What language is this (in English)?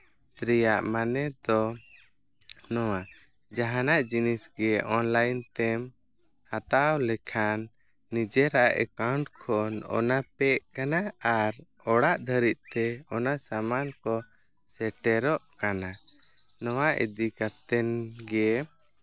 Santali